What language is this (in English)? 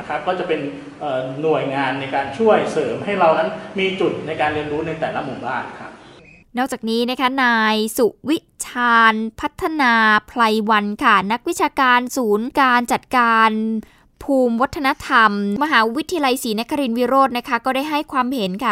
Thai